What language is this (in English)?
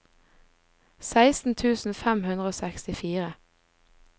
Norwegian